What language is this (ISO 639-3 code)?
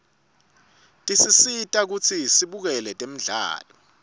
ssw